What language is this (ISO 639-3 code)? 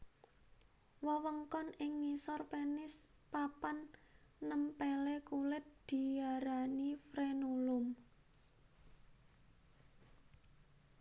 jav